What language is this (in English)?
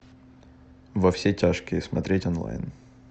Russian